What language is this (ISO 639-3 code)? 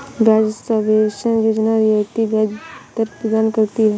hin